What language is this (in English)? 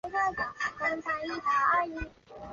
Chinese